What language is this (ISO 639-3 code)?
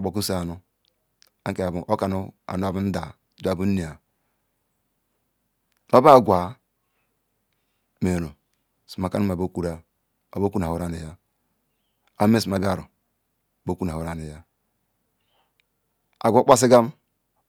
ikw